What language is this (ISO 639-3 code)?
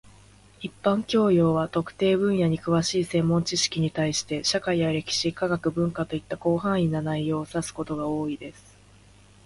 jpn